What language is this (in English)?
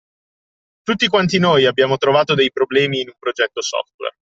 Italian